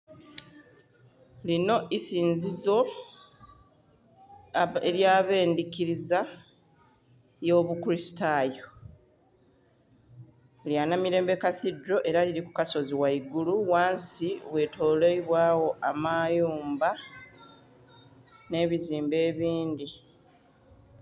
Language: Soga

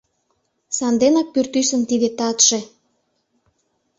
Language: Mari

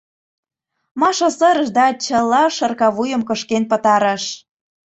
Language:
Mari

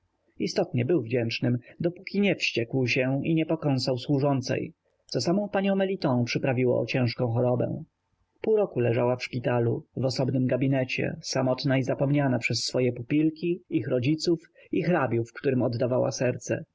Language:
Polish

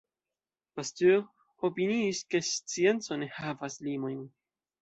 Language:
Esperanto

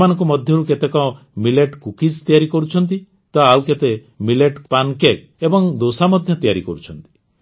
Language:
Odia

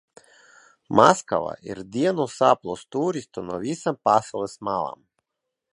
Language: Latvian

